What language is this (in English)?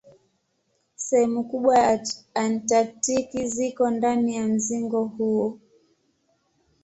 Swahili